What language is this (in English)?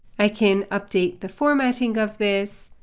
English